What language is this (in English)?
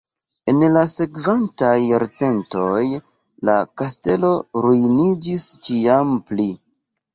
Esperanto